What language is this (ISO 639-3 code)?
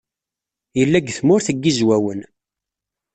kab